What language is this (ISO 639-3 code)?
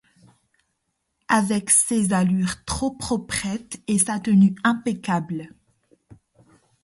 fra